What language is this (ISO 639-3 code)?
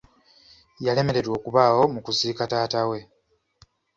lug